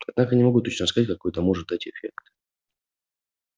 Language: Russian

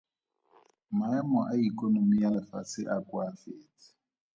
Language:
Tswana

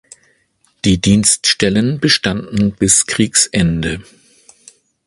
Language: German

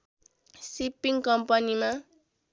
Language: Nepali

